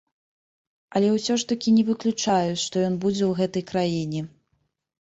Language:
Belarusian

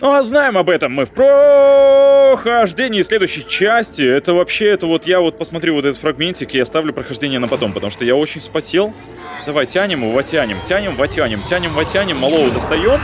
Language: Russian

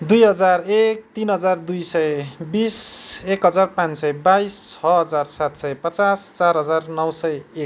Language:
Nepali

